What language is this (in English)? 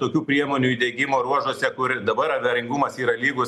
Lithuanian